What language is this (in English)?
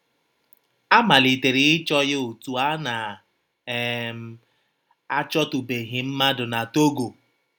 Igbo